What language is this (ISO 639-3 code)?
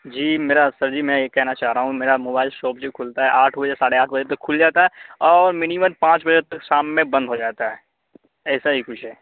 urd